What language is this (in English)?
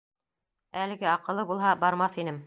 Bashkir